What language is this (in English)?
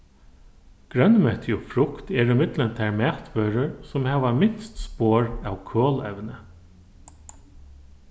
Faroese